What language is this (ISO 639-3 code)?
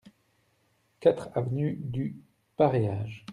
fra